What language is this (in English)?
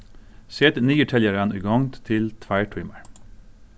Faroese